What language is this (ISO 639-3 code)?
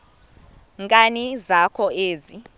xho